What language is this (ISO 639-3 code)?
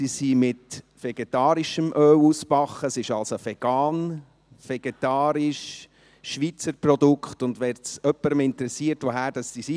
gsw